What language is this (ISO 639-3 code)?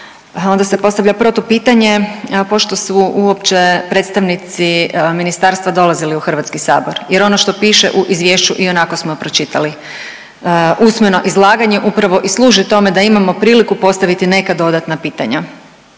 hrv